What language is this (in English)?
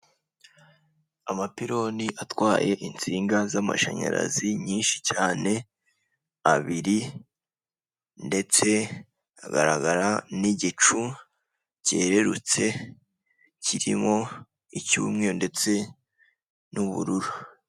Kinyarwanda